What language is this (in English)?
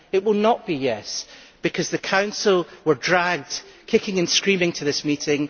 English